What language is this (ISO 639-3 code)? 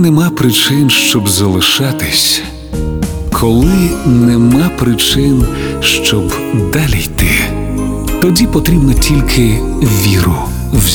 ukr